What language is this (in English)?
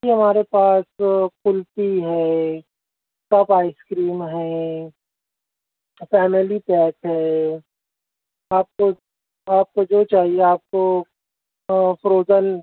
Urdu